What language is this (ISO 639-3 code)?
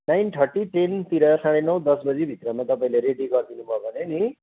nep